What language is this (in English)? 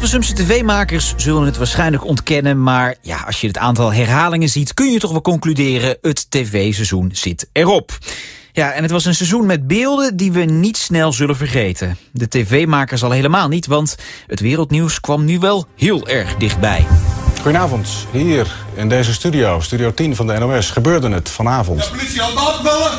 Dutch